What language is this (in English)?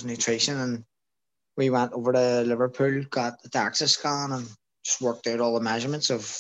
English